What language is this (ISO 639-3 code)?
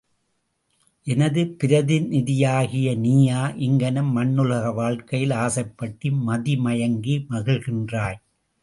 tam